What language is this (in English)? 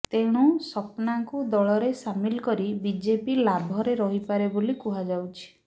Odia